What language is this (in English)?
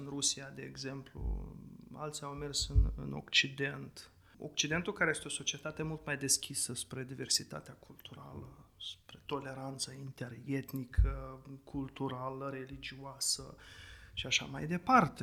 Romanian